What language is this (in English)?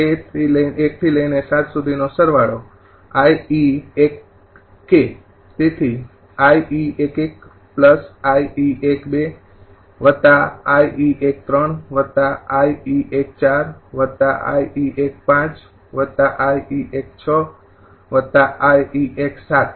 Gujarati